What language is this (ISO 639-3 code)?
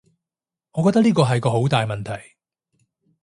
yue